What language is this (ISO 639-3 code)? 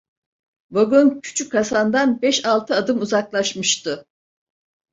tur